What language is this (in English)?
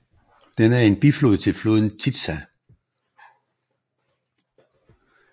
Danish